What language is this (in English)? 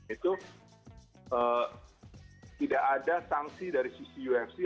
Indonesian